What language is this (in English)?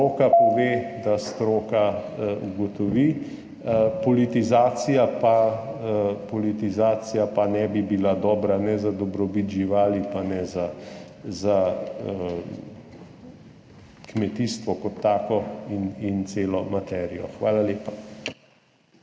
Slovenian